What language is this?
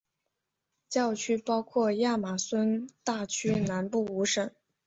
Chinese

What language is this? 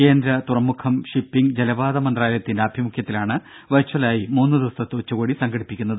Malayalam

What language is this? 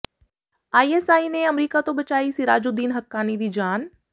Punjabi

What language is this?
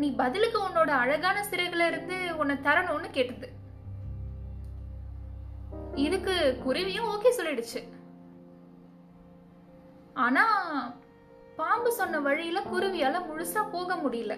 Tamil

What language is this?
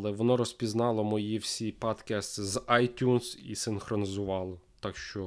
Russian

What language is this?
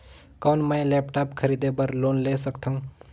Chhattisgarhi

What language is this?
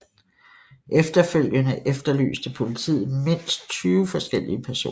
Danish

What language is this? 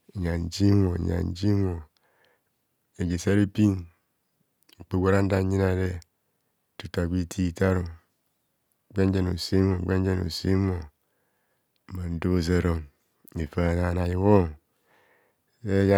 Kohumono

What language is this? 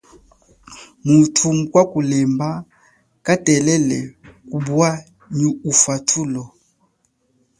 Chokwe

